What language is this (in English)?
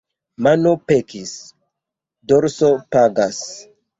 Esperanto